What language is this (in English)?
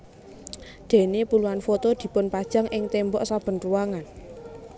Javanese